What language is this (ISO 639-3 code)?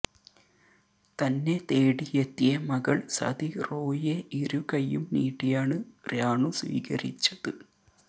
mal